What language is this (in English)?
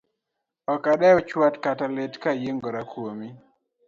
Luo (Kenya and Tanzania)